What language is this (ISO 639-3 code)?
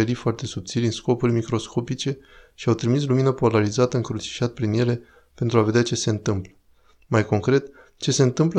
ron